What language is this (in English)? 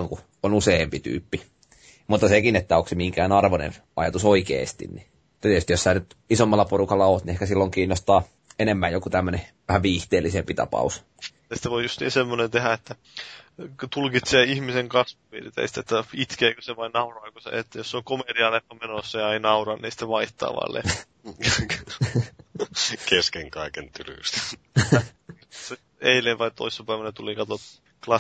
Finnish